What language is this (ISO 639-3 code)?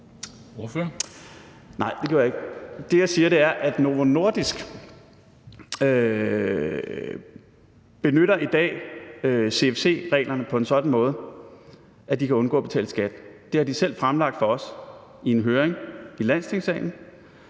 dan